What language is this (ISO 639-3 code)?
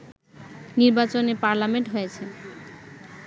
ben